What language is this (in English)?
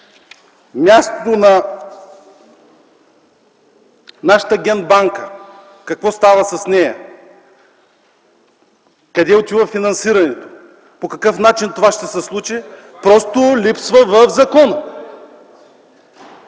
Bulgarian